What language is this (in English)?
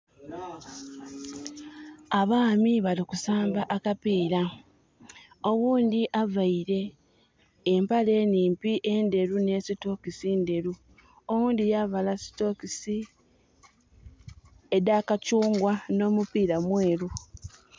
Soga